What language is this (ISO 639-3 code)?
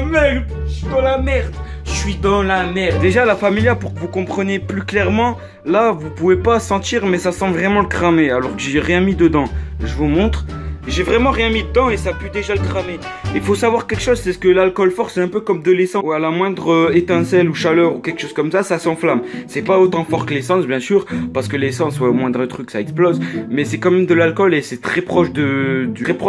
fra